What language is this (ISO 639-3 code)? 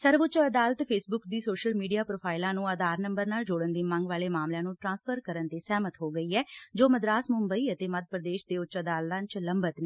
pan